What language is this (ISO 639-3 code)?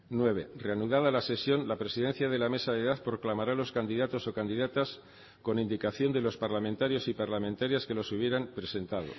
spa